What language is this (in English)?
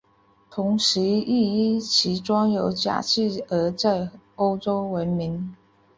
Chinese